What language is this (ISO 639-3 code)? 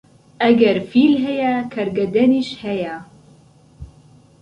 ckb